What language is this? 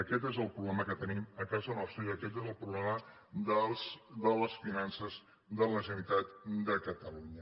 Catalan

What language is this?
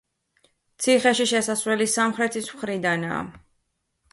Georgian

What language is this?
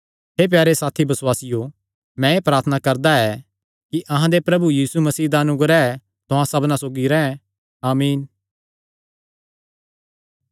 Kangri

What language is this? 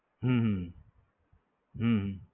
Gujarati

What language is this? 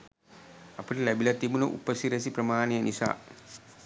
Sinhala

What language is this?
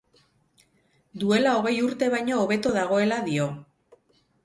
Basque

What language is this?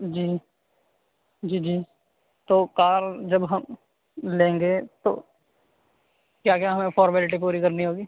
Urdu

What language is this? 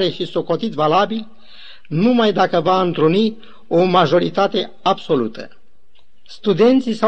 Romanian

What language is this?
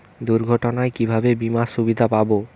Bangla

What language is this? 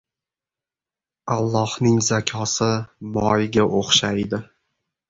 Uzbek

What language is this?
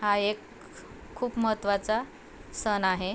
Marathi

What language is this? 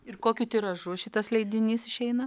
Lithuanian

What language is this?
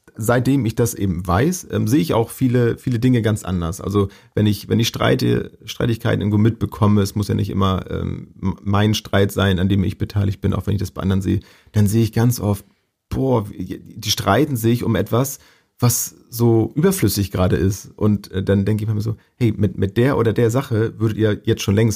German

